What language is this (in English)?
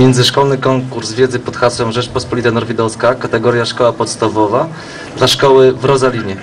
Polish